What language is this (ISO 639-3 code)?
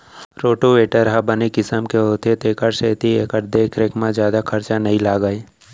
hne